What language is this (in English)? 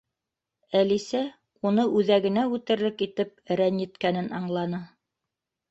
Bashkir